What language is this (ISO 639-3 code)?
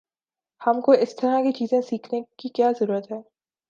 urd